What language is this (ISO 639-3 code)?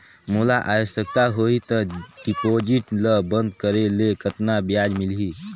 hne